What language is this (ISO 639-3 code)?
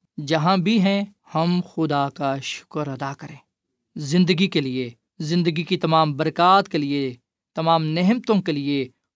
urd